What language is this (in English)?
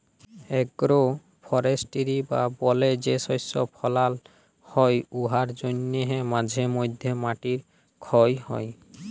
Bangla